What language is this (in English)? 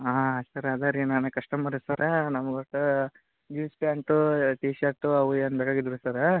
Kannada